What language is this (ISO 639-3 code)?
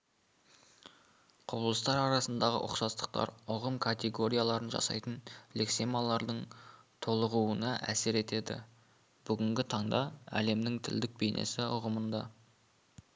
kaz